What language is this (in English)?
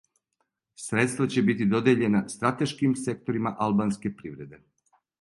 Serbian